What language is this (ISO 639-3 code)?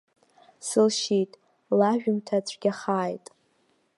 abk